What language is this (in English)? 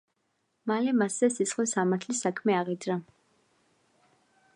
Georgian